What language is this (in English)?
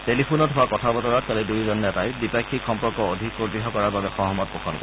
Assamese